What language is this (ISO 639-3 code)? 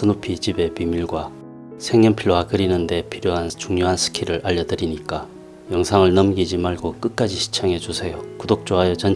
kor